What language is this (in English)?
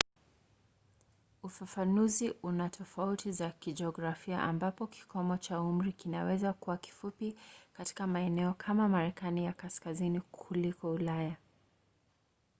Swahili